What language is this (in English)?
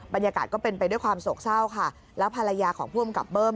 Thai